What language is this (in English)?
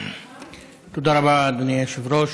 Hebrew